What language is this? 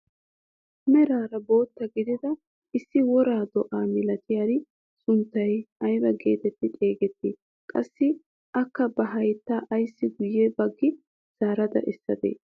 Wolaytta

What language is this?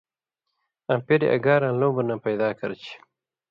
Indus Kohistani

